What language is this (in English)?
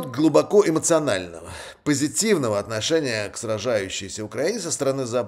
Russian